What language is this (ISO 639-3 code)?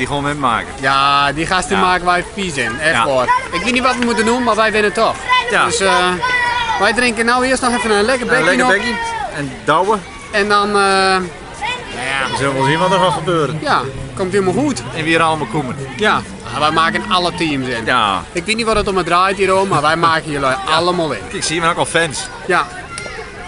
nld